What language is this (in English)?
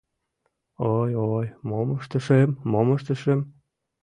Mari